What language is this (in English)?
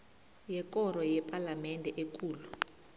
South Ndebele